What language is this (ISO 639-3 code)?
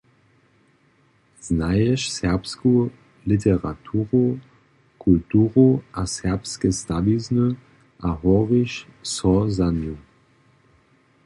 hsb